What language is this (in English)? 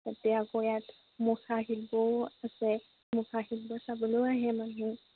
Assamese